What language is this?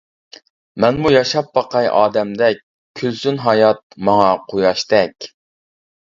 Uyghur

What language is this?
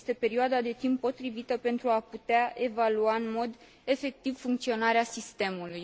Romanian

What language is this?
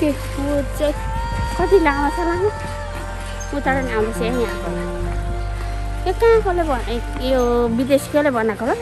Indonesian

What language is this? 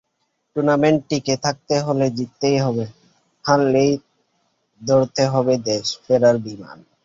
Bangla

